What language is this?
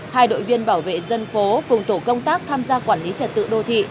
Vietnamese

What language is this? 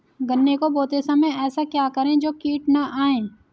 Hindi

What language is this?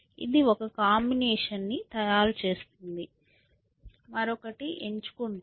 Telugu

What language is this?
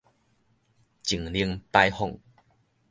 Min Nan Chinese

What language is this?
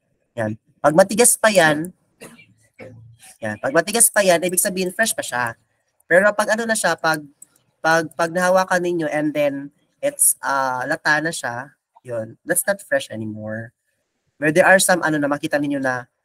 Filipino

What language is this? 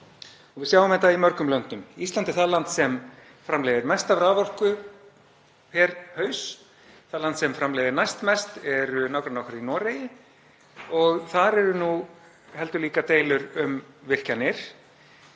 Icelandic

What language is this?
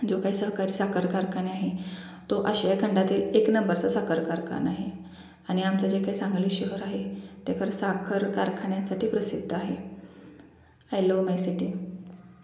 Marathi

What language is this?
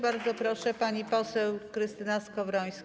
Polish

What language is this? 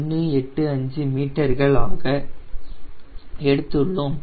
Tamil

